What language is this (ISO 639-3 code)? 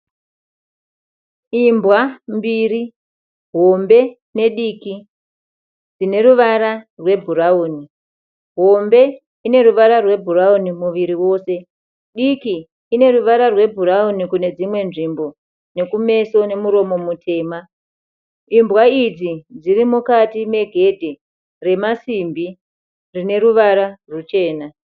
sna